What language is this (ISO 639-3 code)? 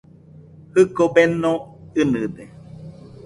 hux